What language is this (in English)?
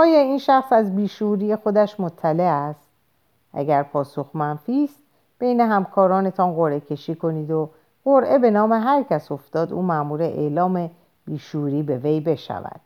Persian